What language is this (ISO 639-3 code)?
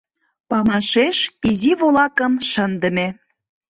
chm